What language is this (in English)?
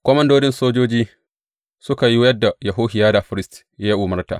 Hausa